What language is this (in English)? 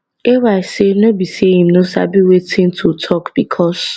Nigerian Pidgin